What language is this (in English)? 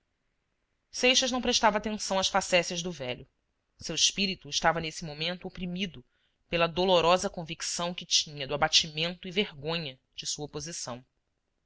Portuguese